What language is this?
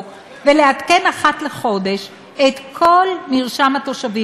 Hebrew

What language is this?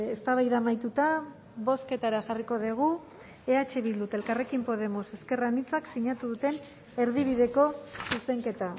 Basque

